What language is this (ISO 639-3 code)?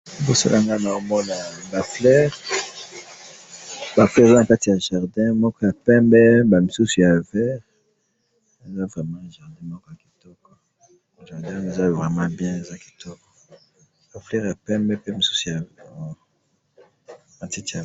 lin